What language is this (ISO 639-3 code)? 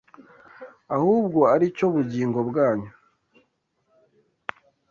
kin